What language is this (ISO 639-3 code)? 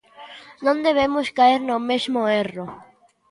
glg